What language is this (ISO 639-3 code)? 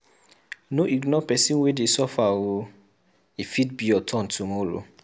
pcm